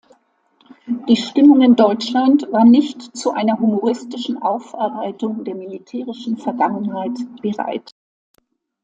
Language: German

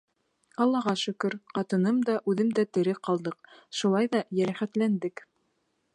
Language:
Bashkir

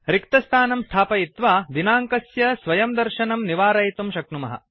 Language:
Sanskrit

